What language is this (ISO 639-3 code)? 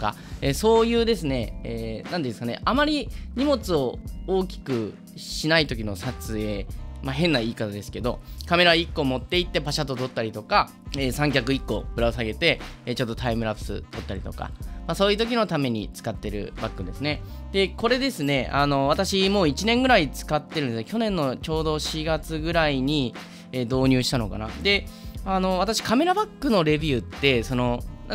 jpn